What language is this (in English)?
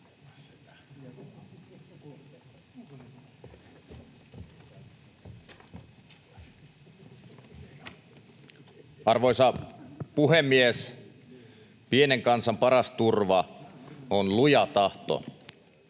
Finnish